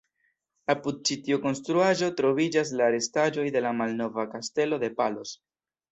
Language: Esperanto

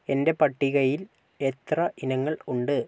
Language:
Malayalam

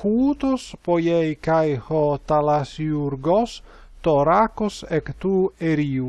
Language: Greek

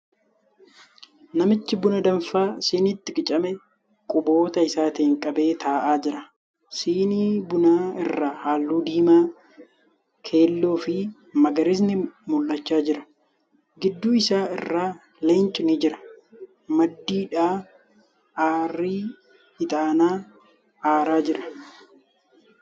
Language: Oromo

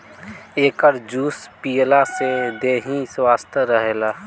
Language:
Bhojpuri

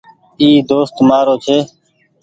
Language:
Goaria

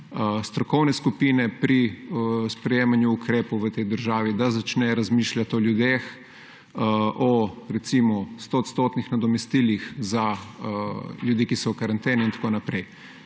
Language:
Slovenian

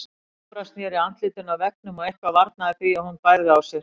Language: Icelandic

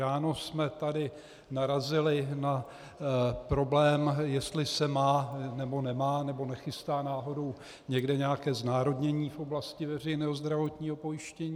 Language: Czech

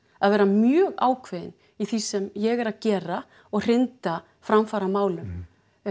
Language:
Icelandic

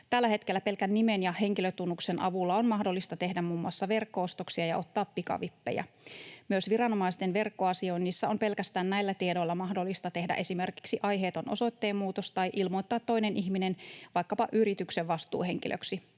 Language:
Finnish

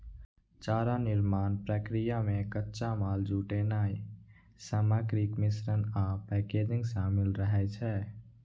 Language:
Maithili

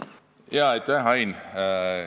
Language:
Estonian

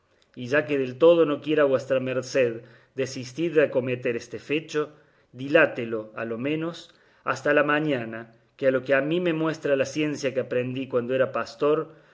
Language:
Spanish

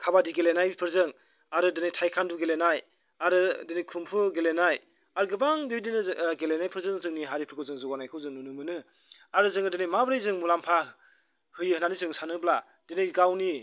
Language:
Bodo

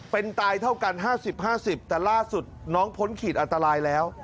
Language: Thai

